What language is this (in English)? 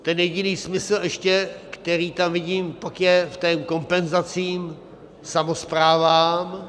Czech